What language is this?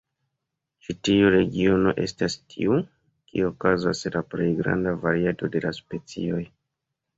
Esperanto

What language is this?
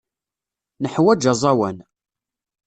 Kabyle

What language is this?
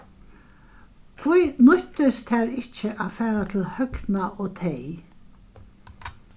Faroese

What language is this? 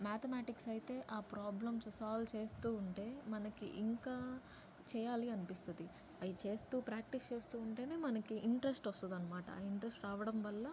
Telugu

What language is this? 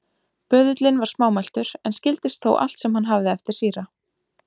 Icelandic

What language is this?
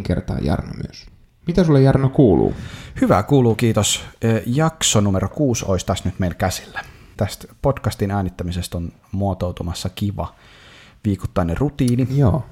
Finnish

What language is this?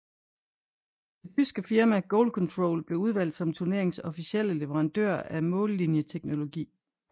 Danish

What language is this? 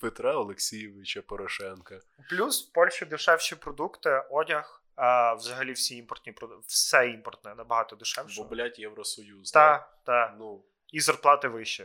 Ukrainian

